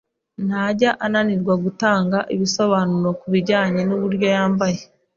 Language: Kinyarwanda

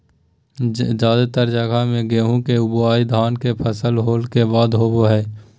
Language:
Magahi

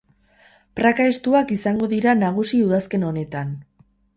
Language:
Basque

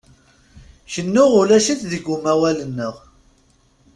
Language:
Kabyle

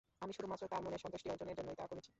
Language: Bangla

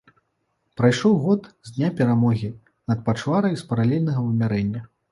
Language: Belarusian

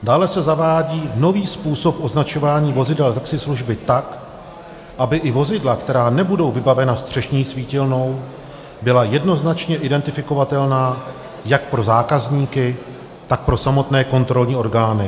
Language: Czech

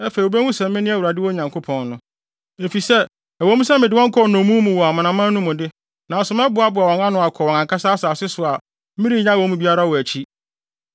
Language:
Akan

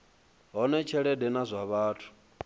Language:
Venda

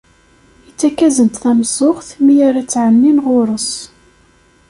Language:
Kabyle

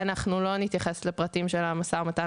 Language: Hebrew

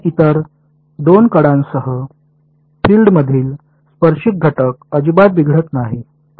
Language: Marathi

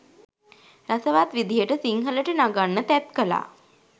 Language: Sinhala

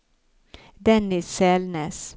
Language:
Norwegian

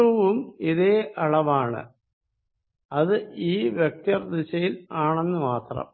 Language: Malayalam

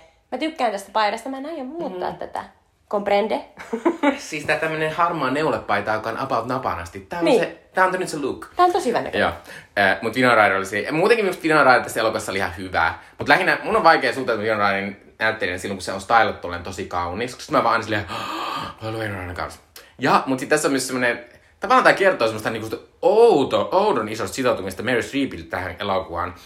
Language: Finnish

